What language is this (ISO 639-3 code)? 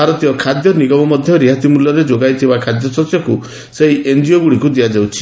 ori